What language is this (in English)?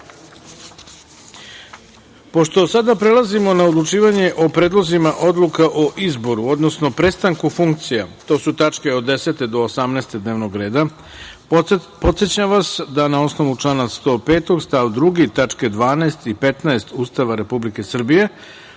Serbian